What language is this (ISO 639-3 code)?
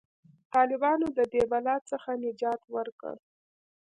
pus